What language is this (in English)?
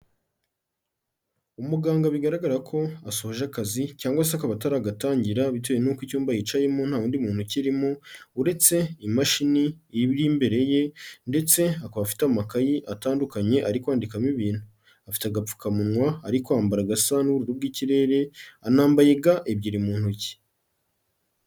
Kinyarwanda